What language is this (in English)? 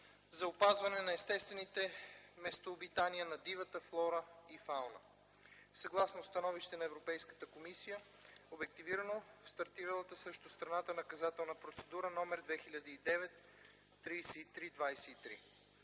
Bulgarian